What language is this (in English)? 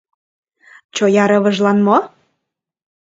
Mari